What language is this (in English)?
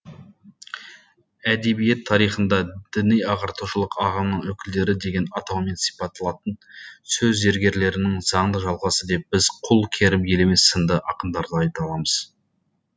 Kazakh